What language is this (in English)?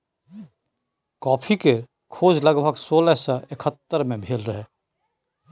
Maithili